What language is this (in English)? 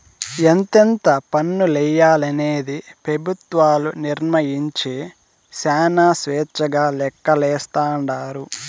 Telugu